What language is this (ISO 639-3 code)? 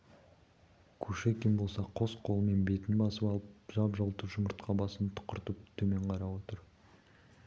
kaz